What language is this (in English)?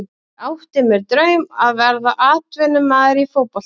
Icelandic